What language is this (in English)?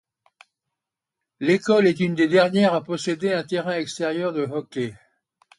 French